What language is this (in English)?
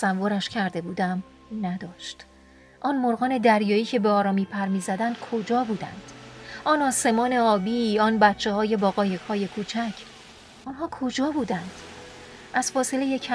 Persian